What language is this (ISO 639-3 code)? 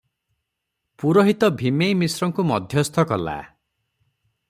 ori